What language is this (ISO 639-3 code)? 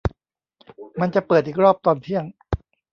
tha